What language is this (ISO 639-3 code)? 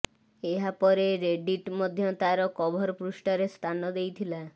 ori